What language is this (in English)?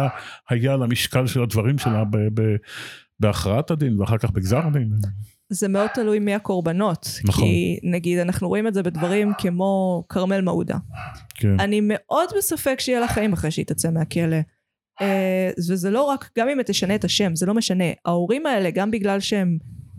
Hebrew